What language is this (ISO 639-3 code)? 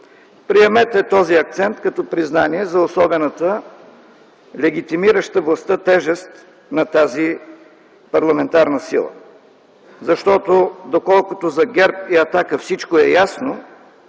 bul